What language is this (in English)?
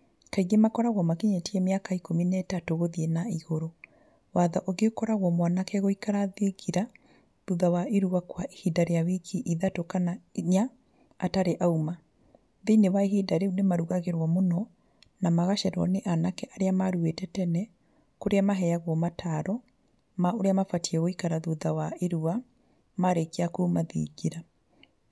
Kikuyu